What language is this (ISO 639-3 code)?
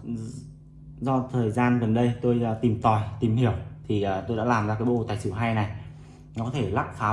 vie